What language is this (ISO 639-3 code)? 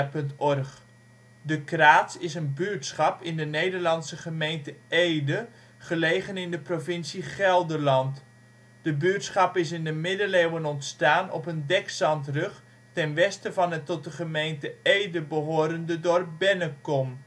nld